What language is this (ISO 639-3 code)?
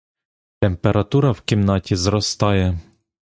ukr